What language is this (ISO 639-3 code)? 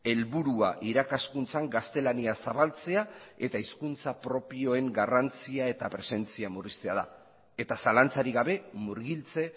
eus